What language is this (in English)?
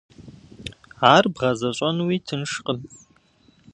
Kabardian